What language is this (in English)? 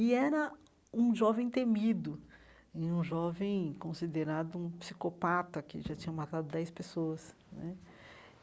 Portuguese